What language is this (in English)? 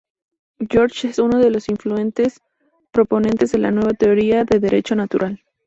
Spanish